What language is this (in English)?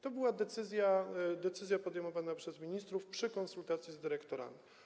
Polish